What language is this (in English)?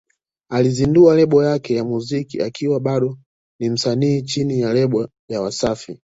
Swahili